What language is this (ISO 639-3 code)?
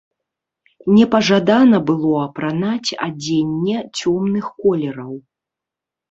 bel